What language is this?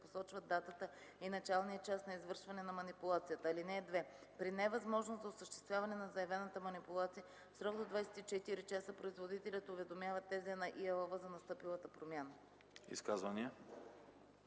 Bulgarian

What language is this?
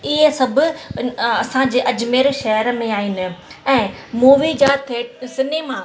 Sindhi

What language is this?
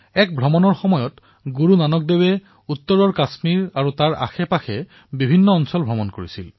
Assamese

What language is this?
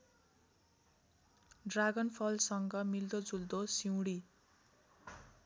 Nepali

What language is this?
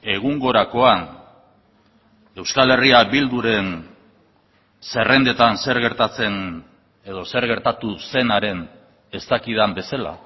Basque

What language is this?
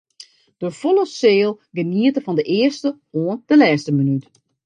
Western Frisian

